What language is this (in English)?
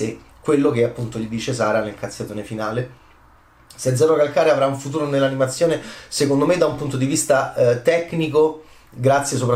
Italian